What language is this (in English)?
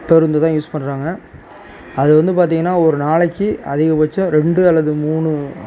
Tamil